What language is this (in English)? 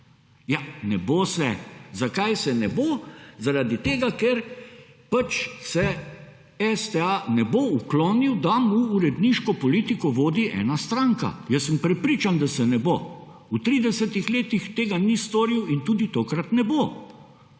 Slovenian